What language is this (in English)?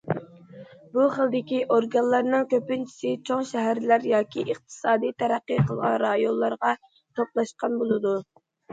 Uyghur